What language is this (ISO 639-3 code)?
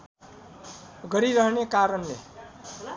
nep